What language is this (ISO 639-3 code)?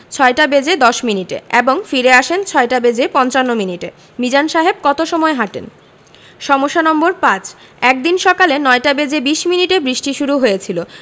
ben